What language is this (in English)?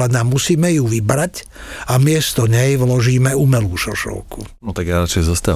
Slovak